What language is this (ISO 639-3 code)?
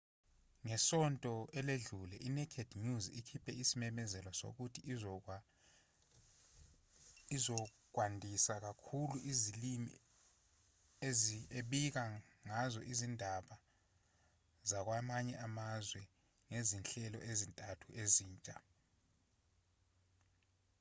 zul